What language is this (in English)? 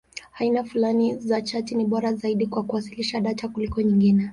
Swahili